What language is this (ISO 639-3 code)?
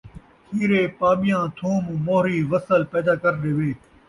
skr